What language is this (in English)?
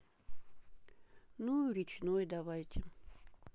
Russian